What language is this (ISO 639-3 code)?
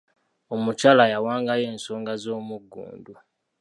lug